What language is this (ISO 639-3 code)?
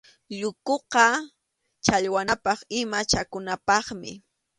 qxu